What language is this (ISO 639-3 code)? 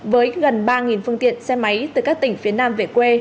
vie